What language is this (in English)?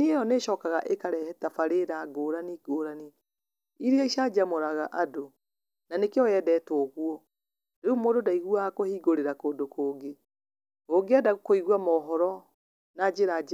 Kikuyu